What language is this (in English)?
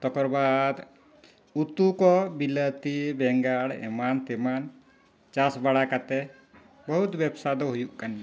Santali